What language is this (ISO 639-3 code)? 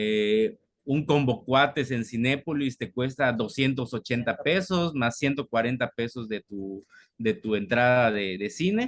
spa